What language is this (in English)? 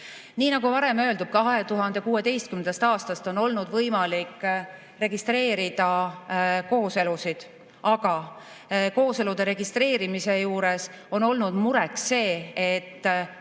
Estonian